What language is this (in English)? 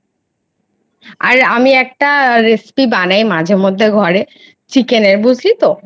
Bangla